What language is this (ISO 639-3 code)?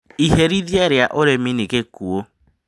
kik